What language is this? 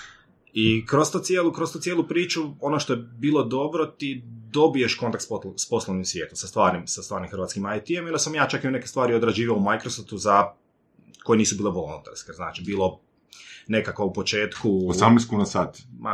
Croatian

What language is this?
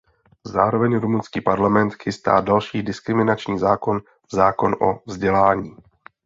Czech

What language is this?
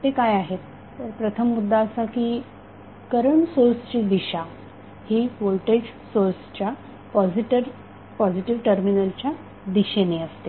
Marathi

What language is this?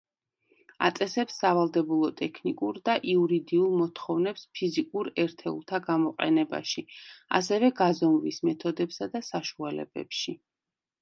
Georgian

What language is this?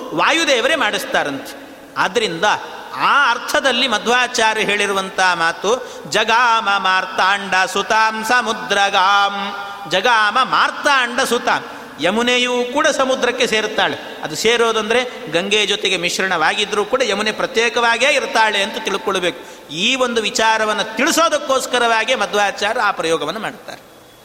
Kannada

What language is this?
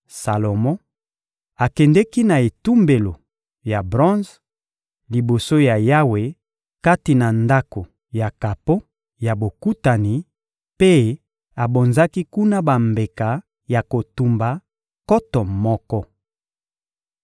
Lingala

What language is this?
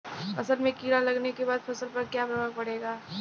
Bhojpuri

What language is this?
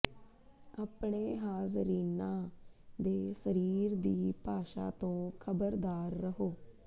Punjabi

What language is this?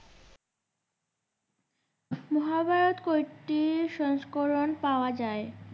Bangla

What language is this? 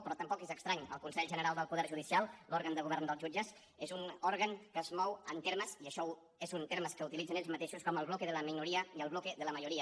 Catalan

